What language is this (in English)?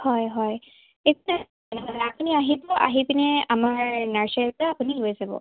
Assamese